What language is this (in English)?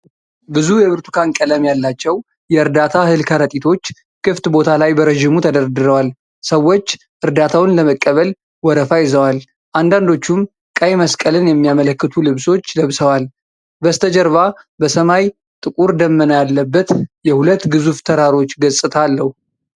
Amharic